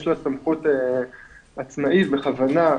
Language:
Hebrew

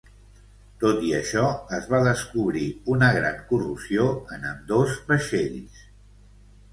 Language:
Catalan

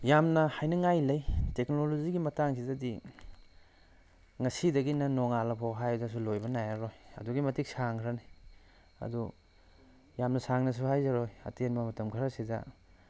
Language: Manipuri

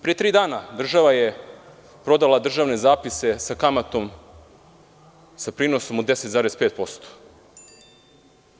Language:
Serbian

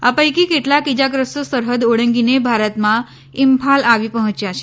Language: Gujarati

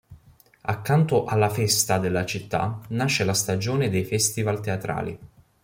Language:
Italian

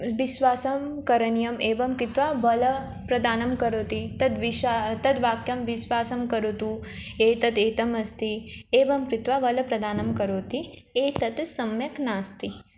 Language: Sanskrit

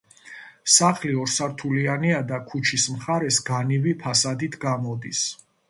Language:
Georgian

